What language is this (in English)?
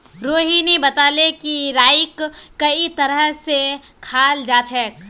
Magahi